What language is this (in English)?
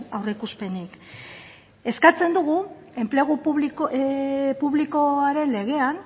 Basque